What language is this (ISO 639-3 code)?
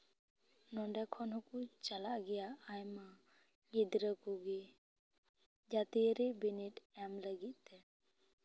sat